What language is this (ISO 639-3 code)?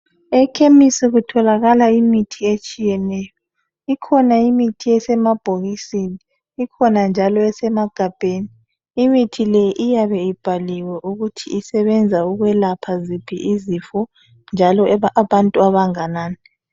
nde